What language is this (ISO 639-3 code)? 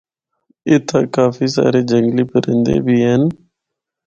hno